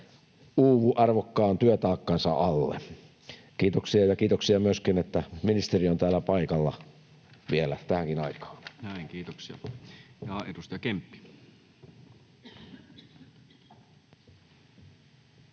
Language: Finnish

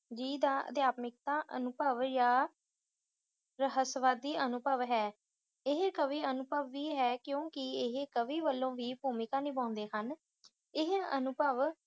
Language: Punjabi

